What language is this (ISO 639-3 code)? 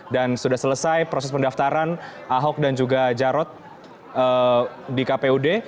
ind